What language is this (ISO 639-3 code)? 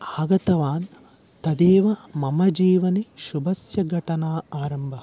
san